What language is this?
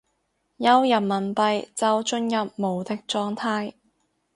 Cantonese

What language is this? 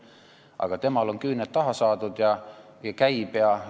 Estonian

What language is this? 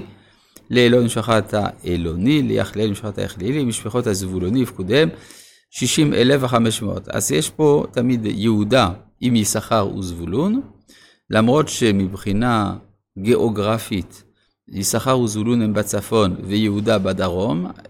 Hebrew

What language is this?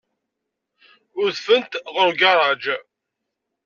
Kabyle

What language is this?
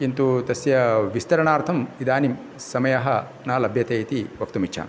Sanskrit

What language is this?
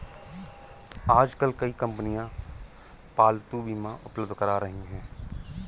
Hindi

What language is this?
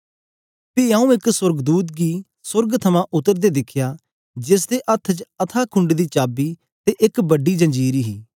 Dogri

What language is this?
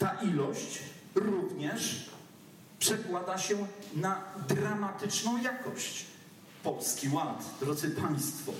Polish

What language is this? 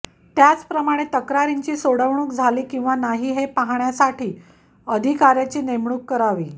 Marathi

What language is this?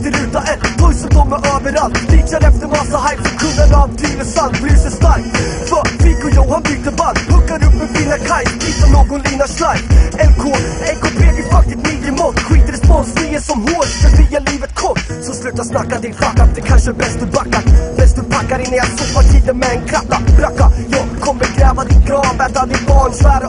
Swedish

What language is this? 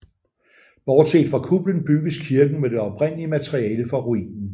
Danish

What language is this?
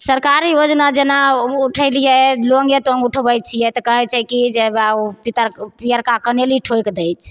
Maithili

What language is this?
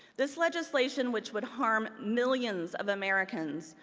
English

